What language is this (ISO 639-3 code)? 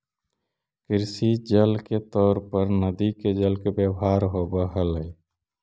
mag